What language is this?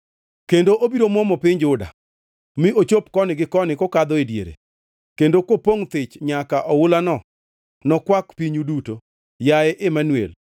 Luo (Kenya and Tanzania)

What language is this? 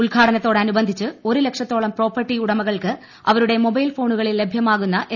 Malayalam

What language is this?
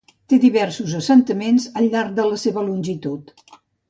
Catalan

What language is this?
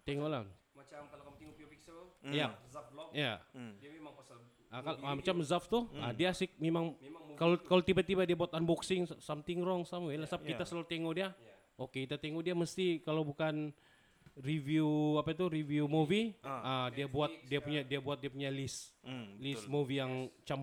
Malay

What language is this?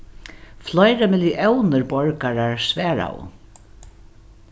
Faroese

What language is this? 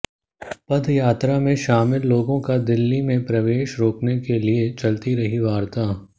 Hindi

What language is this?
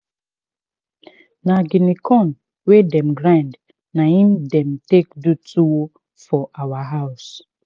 Nigerian Pidgin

